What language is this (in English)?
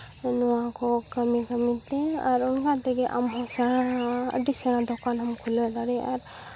Santali